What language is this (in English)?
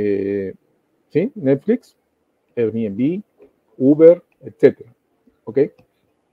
Spanish